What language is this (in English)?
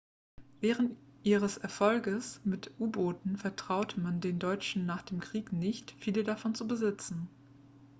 German